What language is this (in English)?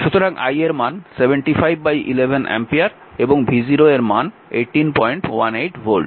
Bangla